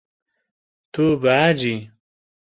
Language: Kurdish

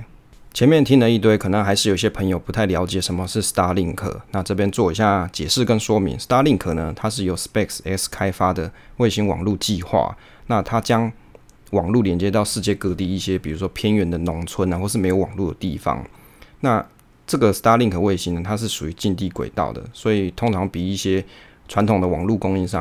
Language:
Chinese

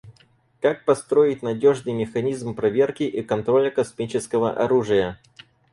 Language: Russian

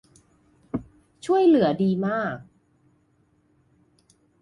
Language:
Thai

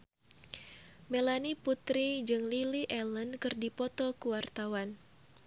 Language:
Sundanese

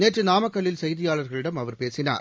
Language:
Tamil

